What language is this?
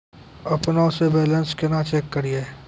Maithili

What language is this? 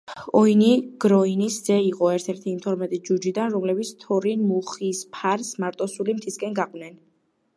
Georgian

